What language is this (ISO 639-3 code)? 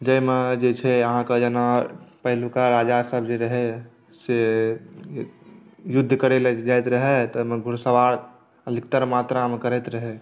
mai